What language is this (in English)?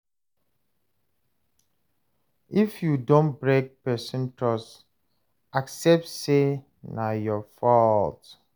Nigerian Pidgin